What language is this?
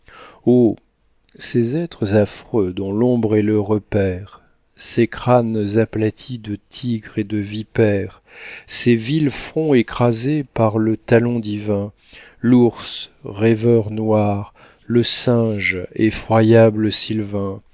French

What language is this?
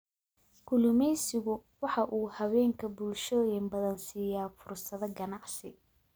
Somali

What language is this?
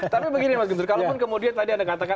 Indonesian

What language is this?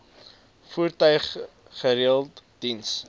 Afrikaans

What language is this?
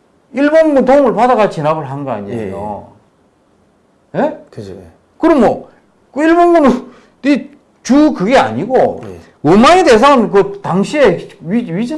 Korean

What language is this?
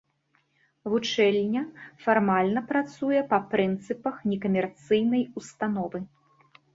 Belarusian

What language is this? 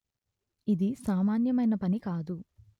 Telugu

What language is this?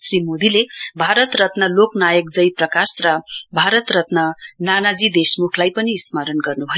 Nepali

